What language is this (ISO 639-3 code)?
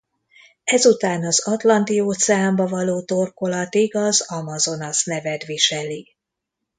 hun